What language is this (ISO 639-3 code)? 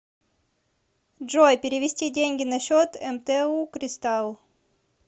rus